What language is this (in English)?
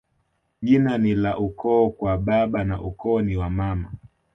Swahili